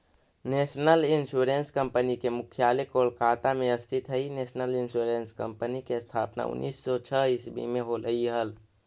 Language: Magahi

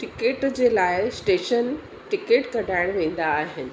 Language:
Sindhi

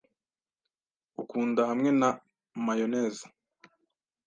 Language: Kinyarwanda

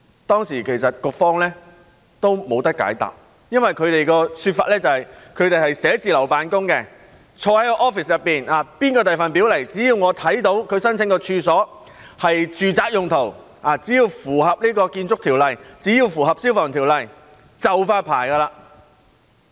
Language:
Cantonese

